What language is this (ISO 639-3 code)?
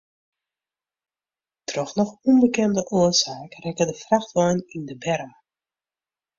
fry